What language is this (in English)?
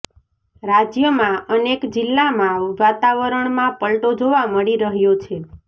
Gujarati